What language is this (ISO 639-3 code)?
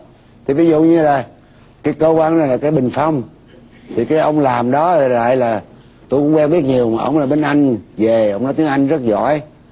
vie